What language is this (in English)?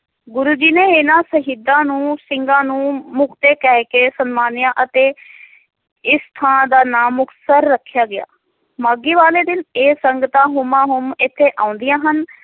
Punjabi